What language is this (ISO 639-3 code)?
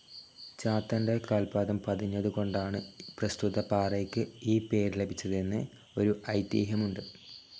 mal